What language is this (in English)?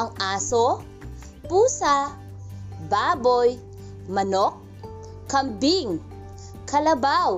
Filipino